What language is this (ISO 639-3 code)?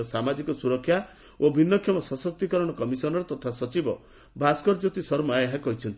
ori